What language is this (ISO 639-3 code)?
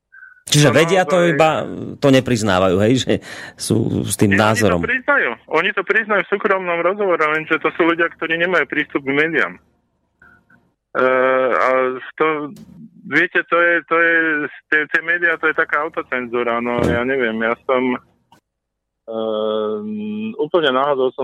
slk